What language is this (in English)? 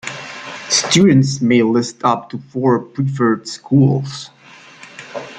English